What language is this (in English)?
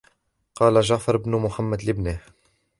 Arabic